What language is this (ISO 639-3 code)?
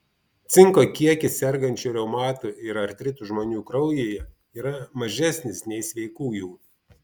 lit